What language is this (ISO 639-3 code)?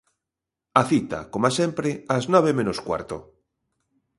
glg